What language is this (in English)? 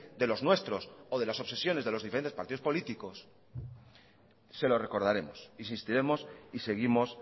Spanish